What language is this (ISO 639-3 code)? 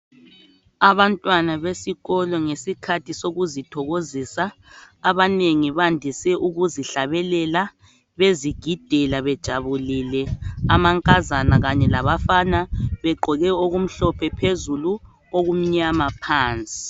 nde